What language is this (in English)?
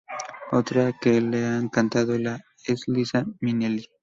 Spanish